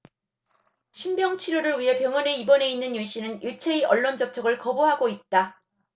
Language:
Korean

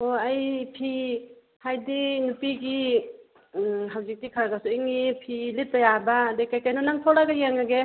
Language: Manipuri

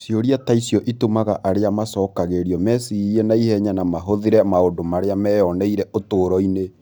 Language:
Kikuyu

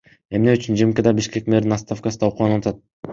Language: Kyrgyz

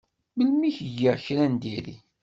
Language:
Kabyle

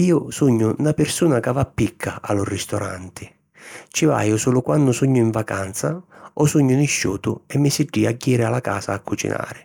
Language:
Sicilian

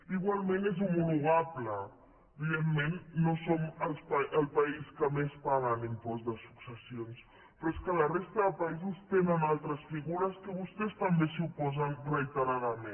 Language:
Catalan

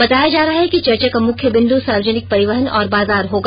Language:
Hindi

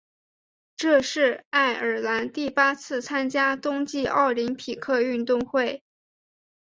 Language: Chinese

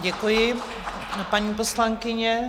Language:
Czech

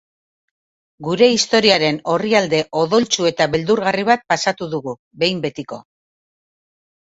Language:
Basque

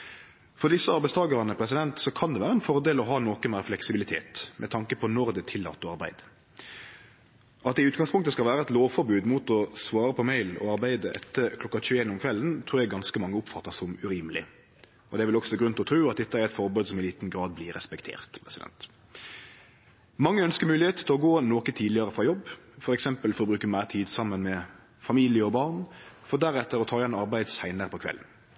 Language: Norwegian Nynorsk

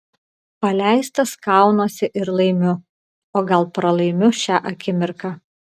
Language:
Lithuanian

